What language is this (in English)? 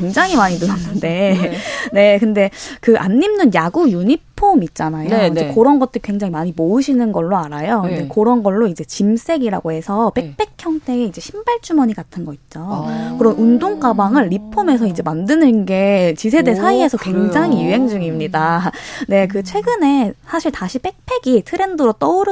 Korean